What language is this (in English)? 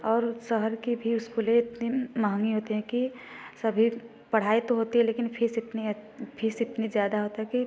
Hindi